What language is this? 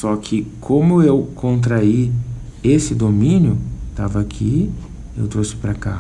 Portuguese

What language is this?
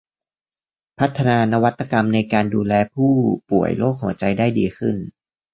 Thai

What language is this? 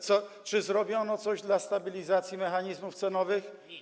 Polish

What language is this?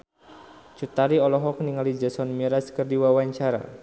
Sundanese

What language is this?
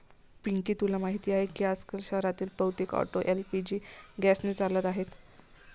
Marathi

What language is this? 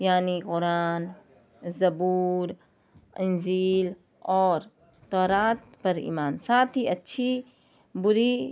Urdu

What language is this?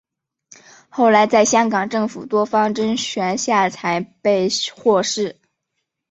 Chinese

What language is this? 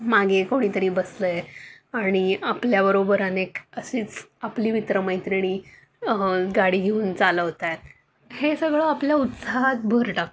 Marathi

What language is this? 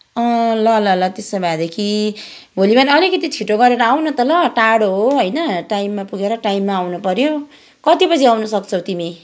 Nepali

